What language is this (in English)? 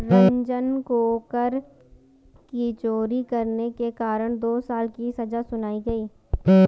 Hindi